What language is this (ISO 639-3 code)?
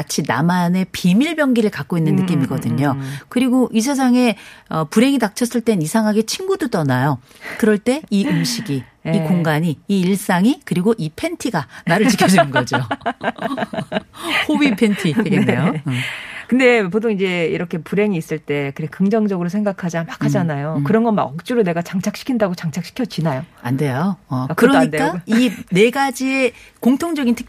kor